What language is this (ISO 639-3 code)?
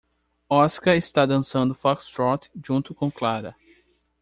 por